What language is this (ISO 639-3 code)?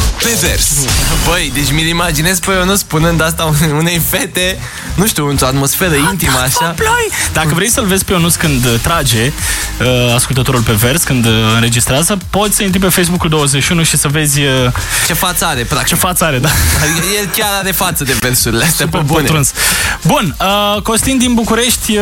ron